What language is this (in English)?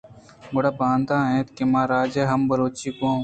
Eastern Balochi